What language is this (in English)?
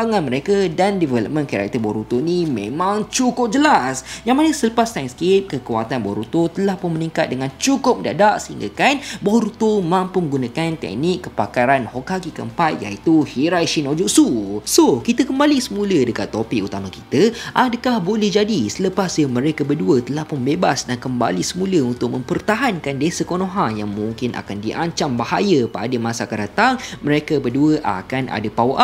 Malay